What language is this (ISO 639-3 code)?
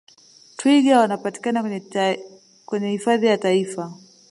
swa